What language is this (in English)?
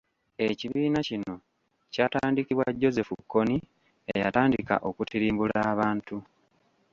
Ganda